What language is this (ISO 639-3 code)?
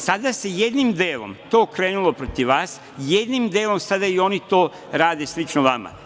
srp